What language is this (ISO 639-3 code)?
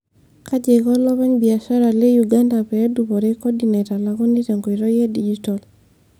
mas